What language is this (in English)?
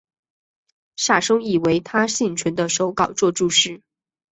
Chinese